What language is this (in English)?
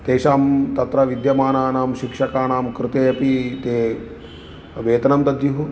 Sanskrit